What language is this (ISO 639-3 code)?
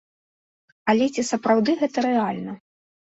bel